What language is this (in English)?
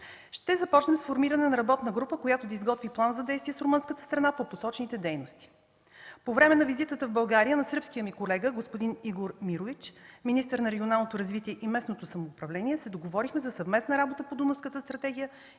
Bulgarian